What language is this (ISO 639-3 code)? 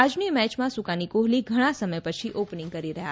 guj